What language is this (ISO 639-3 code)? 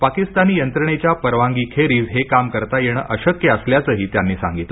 mar